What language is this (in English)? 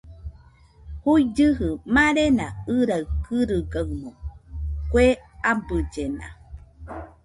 Nüpode Huitoto